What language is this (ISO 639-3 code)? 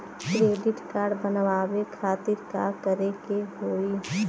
bho